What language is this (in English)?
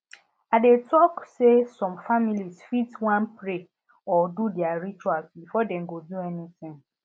Nigerian Pidgin